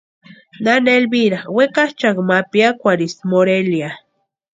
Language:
Western Highland Purepecha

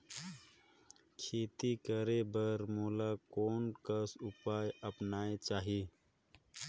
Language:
Chhattisgarhi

